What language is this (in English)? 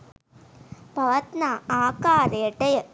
Sinhala